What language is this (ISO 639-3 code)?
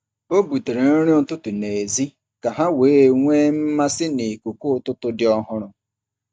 ibo